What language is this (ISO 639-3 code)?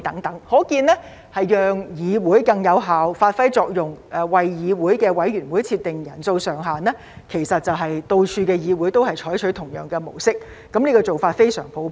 yue